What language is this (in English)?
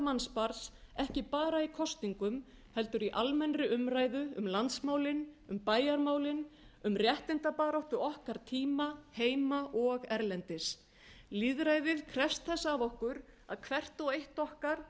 Icelandic